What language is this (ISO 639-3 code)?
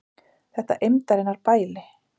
isl